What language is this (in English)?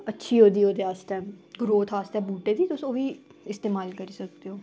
Dogri